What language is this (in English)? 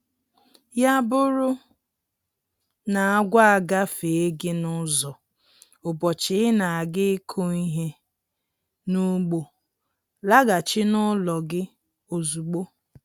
Igbo